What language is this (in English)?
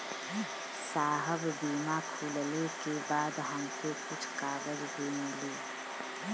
Bhojpuri